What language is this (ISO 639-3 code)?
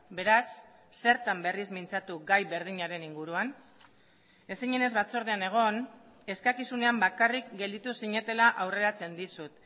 eus